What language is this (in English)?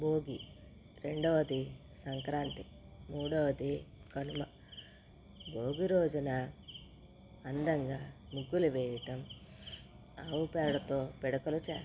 Telugu